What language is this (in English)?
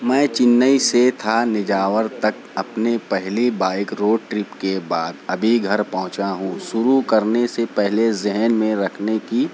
Urdu